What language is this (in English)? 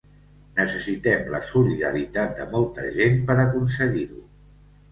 Catalan